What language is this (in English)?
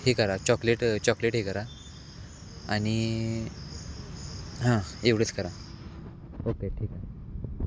Marathi